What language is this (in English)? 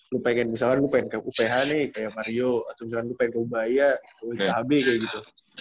Indonesian